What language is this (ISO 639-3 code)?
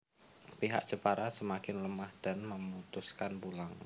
jav